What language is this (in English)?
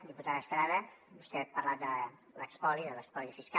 Catalan